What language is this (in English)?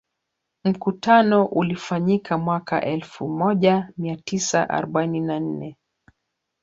Swahili